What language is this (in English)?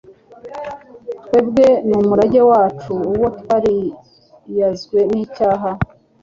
Kinyarwanda